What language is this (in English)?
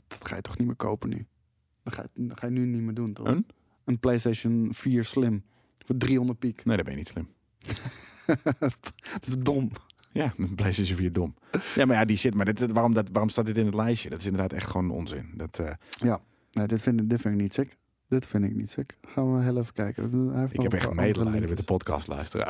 Dutch